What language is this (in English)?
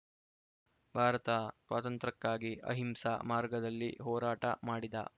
Kannada